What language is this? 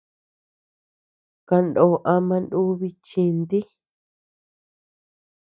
Tepeuxila Cuicatec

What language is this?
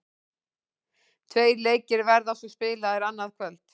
Icelandic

